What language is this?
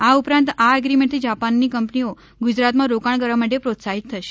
Gujarati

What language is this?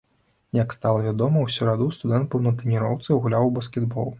Belarusian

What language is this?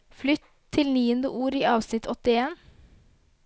Norwegian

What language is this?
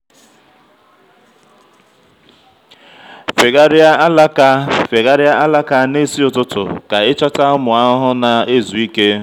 Igbo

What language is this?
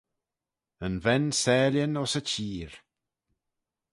Manx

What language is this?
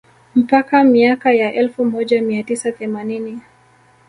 Swahili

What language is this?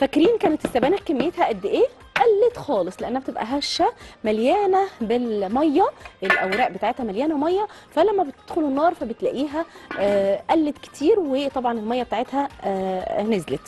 Arabic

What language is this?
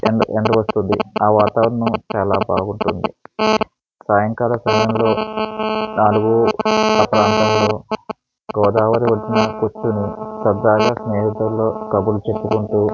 Telugu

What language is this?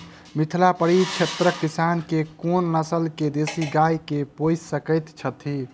Maithili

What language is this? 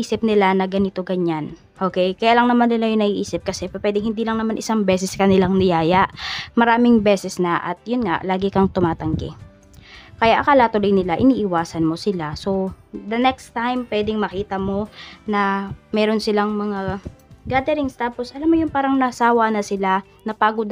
Filipino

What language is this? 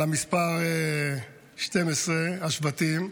Hebrew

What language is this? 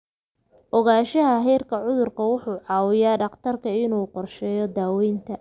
Somali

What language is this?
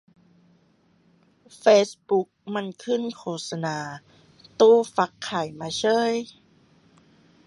Thai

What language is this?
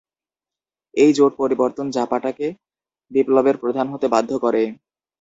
Bangla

